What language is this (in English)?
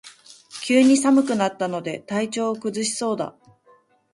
Japanese